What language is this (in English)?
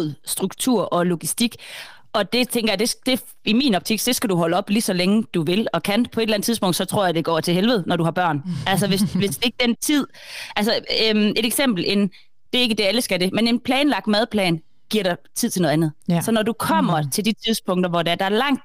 Danish